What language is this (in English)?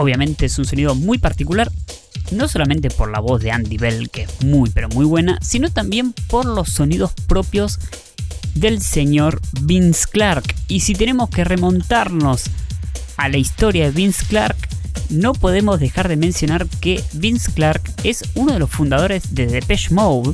Spanish